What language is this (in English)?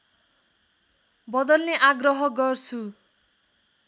Nepali